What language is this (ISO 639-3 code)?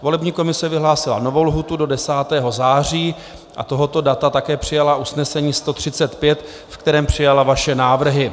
ces